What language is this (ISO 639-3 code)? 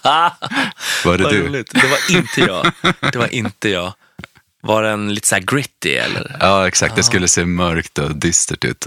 swe